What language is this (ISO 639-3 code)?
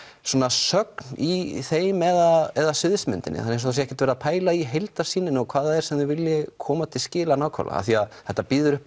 isl